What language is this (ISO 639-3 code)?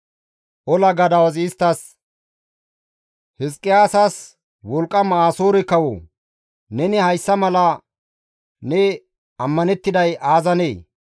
gmv